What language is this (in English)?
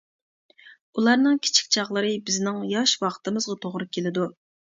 Uyghur